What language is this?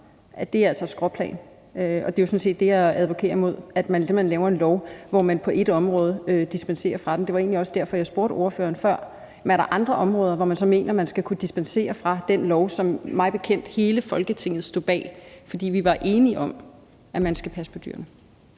Danish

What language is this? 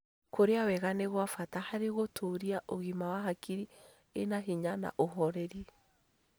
Kikuyu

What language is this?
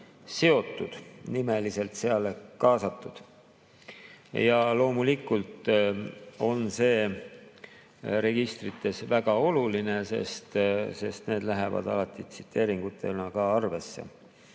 Estonian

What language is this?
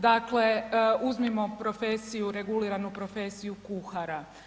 Croatian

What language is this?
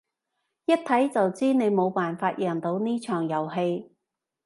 Cantonese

